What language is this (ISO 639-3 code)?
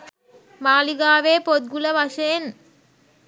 sin